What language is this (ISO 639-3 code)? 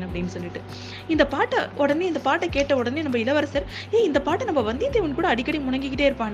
tam